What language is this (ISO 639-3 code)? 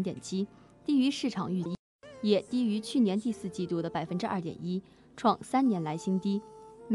zho